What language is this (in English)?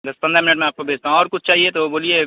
Urdu